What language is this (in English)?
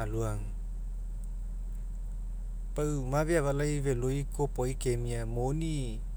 Mekeo